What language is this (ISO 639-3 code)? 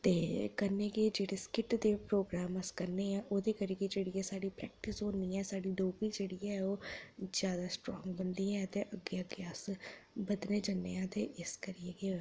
doi